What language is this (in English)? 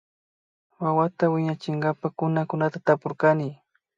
Imbabura Highland Quichua